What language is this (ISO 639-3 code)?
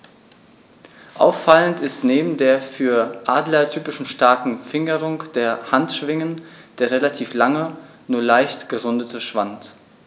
deu